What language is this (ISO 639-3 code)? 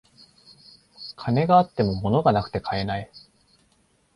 jpn